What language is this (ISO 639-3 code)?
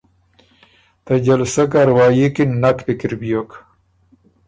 oru